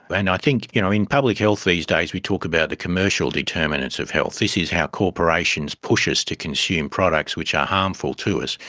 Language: English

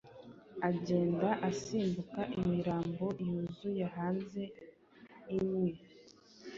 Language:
Kinyarwanda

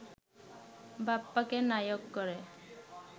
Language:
Bangla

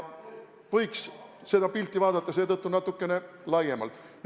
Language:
Estonian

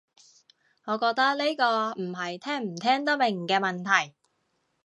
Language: Cantonese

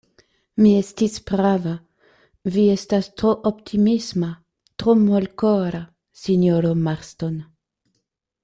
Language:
Esperanto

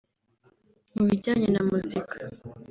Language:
Kinyarwanda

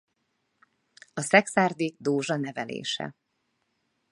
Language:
Hungarian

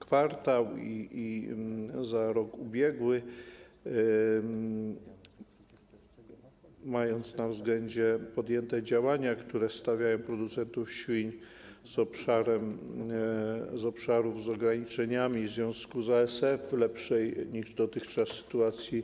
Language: Polish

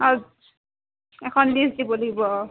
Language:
Assamese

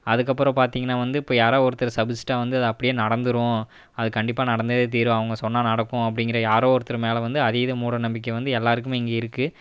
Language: Tamil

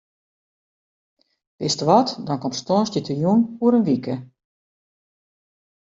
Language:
Western Frisian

